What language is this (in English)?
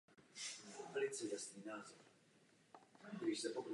Czech